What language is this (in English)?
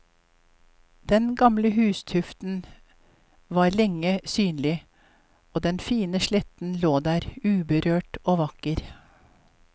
Norwegian